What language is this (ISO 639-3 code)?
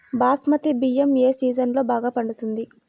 tel